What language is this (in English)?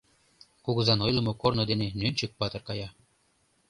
Mari